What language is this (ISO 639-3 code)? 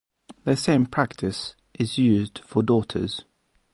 eng